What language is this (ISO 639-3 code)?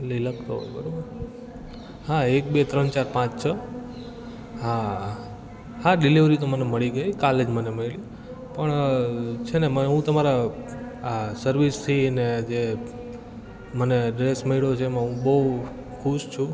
guj